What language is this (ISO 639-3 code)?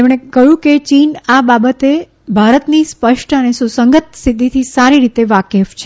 guj